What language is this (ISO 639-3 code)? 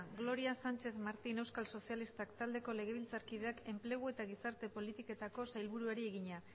eus